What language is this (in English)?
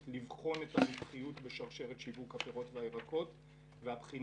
Hebrew